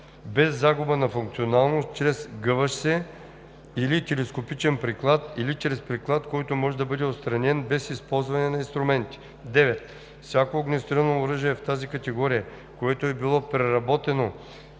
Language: Bulgarian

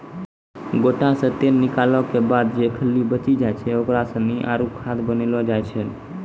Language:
Maithili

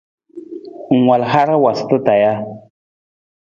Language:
Nawdm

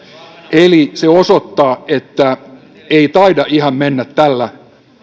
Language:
Finnish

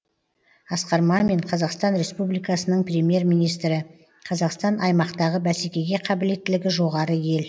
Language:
Kazakh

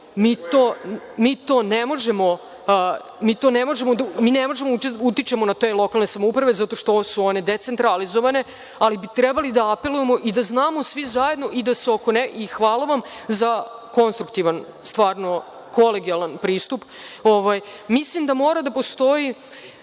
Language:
Serbian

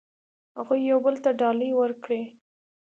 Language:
Pashto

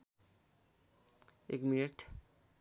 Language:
Nepali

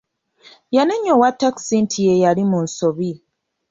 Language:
Ganda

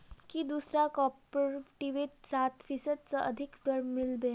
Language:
Magahi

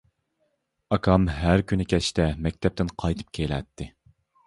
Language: Uyghur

